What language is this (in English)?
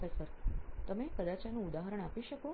Gujarati